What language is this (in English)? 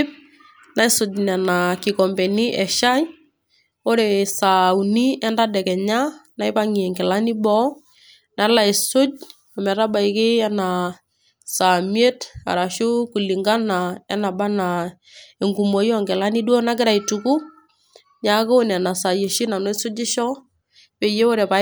Masai